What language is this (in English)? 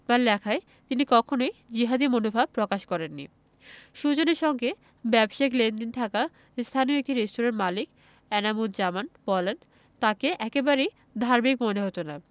Bangla